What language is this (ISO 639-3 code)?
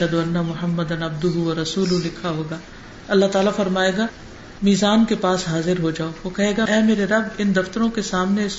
urd